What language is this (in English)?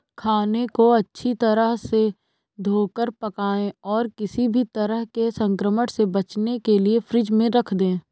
Hindi